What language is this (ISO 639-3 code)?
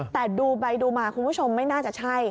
tha